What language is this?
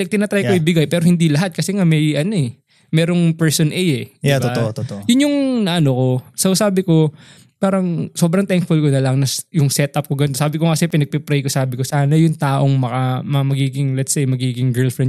Filipino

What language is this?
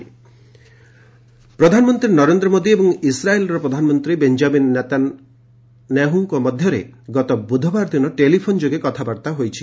Odia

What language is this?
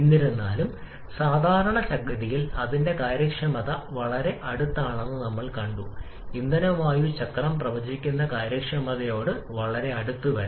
Malayalam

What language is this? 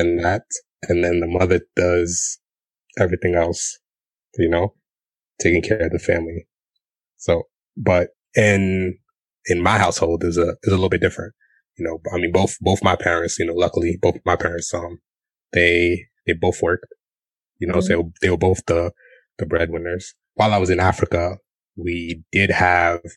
English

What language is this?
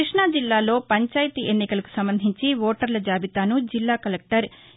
Telugu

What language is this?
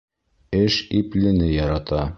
Bashkir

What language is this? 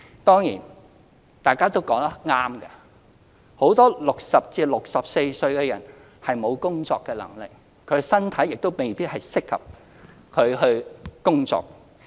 Cantonese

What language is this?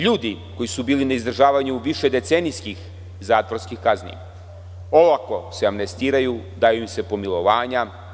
Serbian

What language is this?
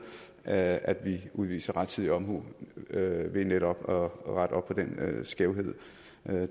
Danish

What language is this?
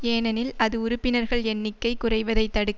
Tamil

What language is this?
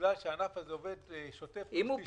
Hebrew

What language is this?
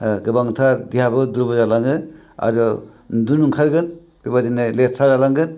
Bodo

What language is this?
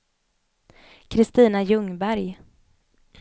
Swedish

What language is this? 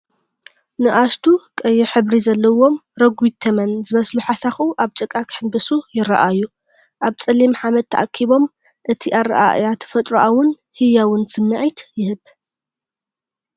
Tigrinya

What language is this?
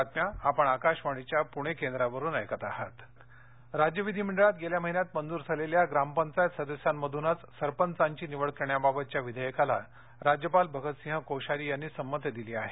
Marathi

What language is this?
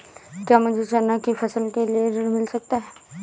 Hindi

